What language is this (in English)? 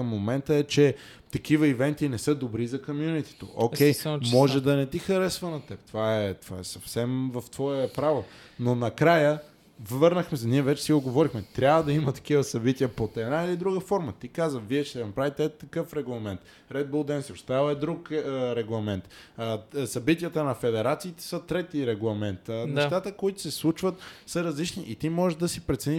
Bulgarian